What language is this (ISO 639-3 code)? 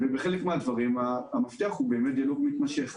heb